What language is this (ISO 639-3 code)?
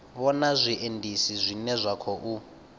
ven